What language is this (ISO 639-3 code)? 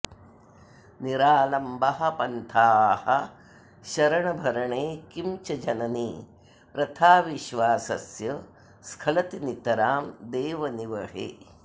san